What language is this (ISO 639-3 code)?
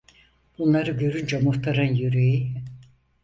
tur